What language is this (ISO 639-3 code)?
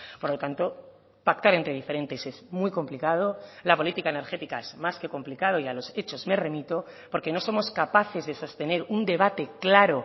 spa